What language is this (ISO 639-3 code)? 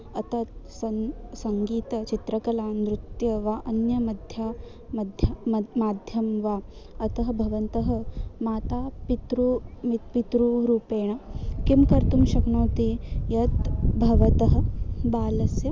san